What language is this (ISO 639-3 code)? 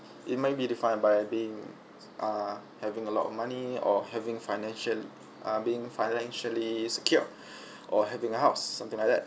eng